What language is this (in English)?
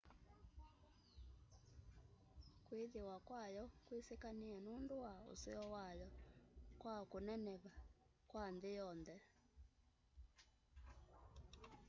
Kamba